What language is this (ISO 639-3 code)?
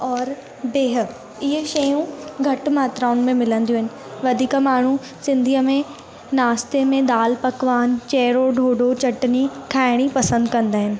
snd